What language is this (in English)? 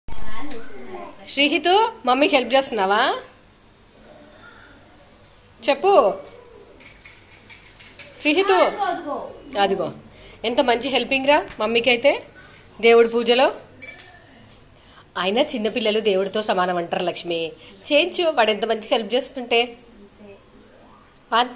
Telugu